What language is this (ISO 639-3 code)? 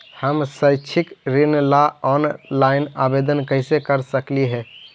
mag